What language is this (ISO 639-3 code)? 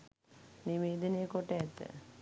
sin